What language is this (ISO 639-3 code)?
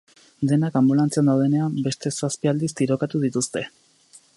eus